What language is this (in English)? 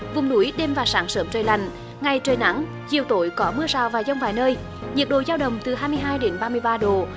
Vietnamese